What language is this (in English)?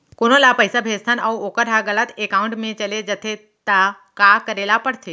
Chhattisgarhi